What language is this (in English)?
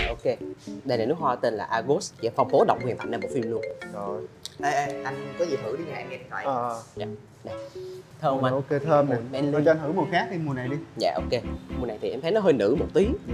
Vietnamese